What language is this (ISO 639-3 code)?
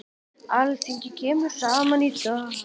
isl